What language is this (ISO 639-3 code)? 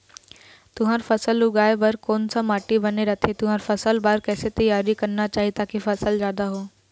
hne